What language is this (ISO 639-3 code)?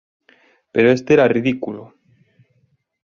glg